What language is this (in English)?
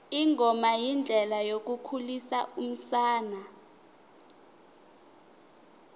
Tsonga